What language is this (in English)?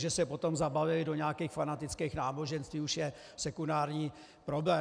Czech